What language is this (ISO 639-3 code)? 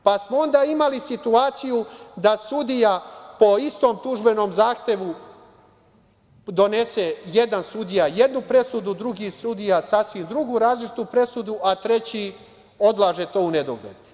srp